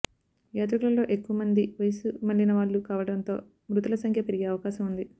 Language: Telugu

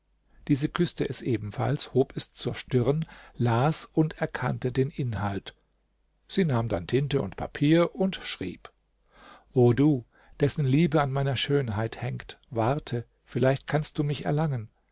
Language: German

